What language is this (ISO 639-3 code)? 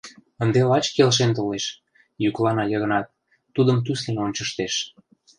chm